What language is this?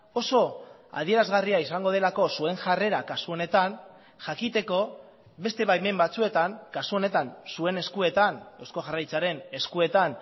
Basque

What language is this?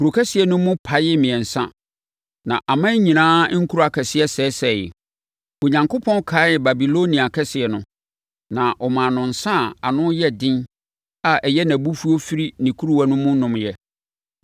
Akan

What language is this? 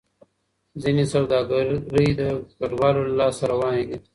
Pashto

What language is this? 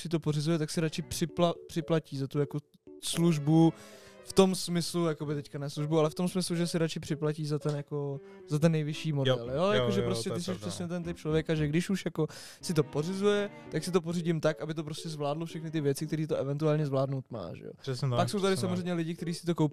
Czech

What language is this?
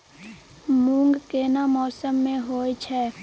Maithili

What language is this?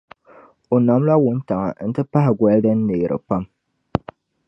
Dagbani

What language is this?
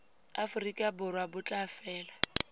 Tswana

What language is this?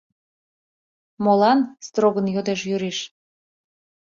Mari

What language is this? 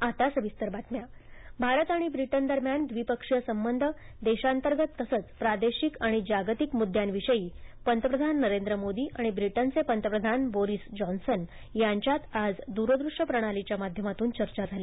Marathi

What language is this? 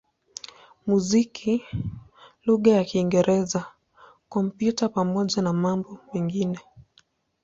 Swahili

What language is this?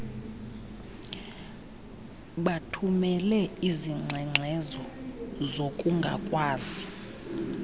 Xhosa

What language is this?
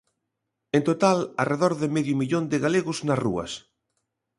Galician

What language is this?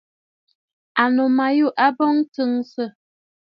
Bafut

